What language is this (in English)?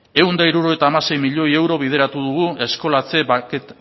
Basque